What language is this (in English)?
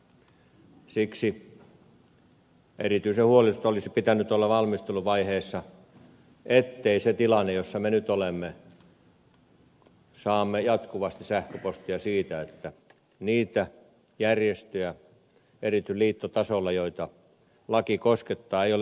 Finnish